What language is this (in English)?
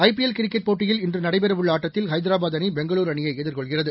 Tamil